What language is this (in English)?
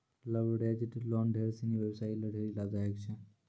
Maithili